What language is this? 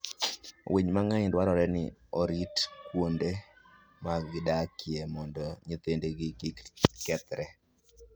Luo (Kenya and Tanzania)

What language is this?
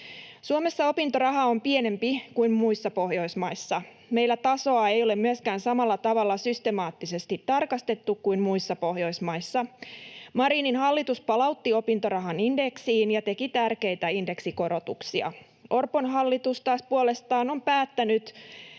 Finnish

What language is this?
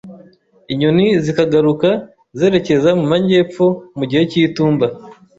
Kinyarwanda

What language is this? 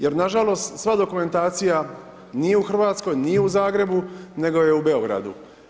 Croatian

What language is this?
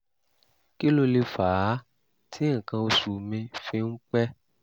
Yoruba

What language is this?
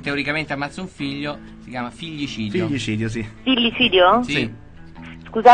Italian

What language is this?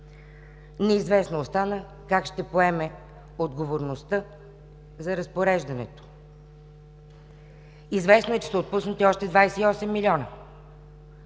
Bulgarian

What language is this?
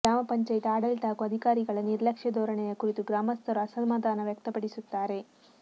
Kannada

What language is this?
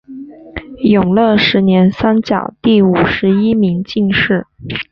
Chinese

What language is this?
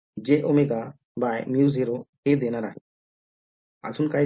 Marathi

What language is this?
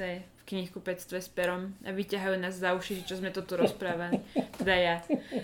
Slovak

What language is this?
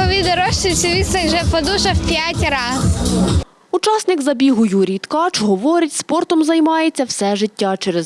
Ukrainian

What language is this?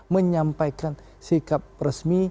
Indonesian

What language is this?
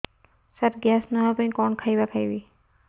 Odia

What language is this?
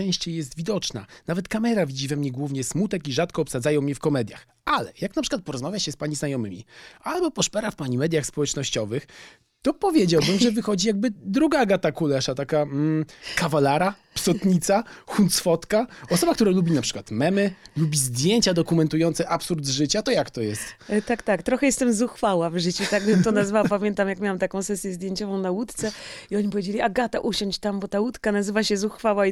Polish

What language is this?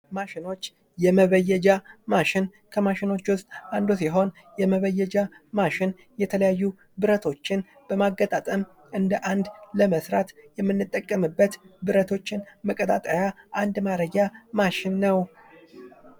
Amharic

